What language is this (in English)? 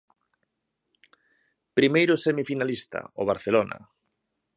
Galician